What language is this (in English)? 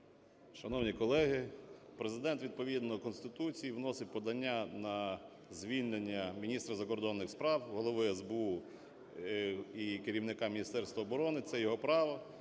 Ukrainian